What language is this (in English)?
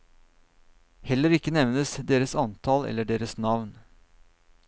Norwegian